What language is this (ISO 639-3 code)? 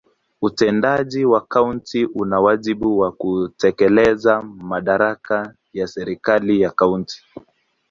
swa